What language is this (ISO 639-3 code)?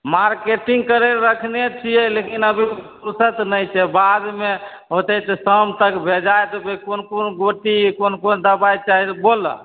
mai